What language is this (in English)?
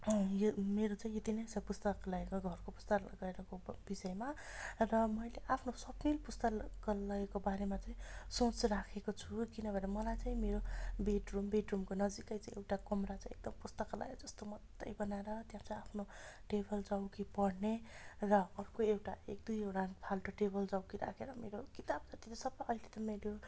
Nepali